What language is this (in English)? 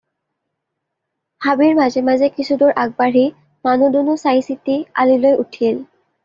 Assamese